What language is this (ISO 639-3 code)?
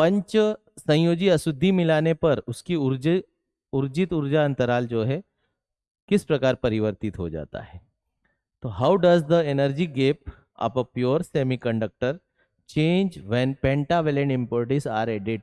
hin